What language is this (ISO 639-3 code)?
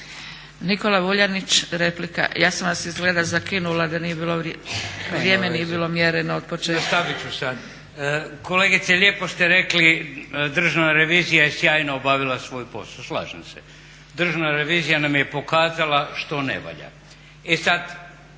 hrv